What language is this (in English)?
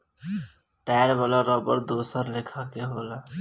Bhojpuri